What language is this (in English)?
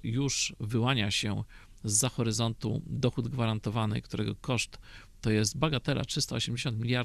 Polish